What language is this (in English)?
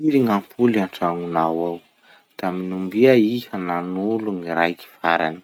Masikoro Malagasy